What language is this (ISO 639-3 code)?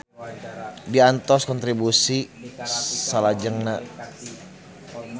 sun